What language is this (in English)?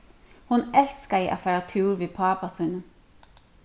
Faroese